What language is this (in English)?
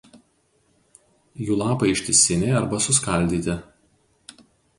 Lithuanian